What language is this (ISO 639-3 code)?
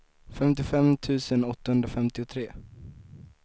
swe